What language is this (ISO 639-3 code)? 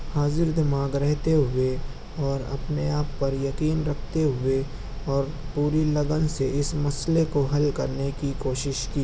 urd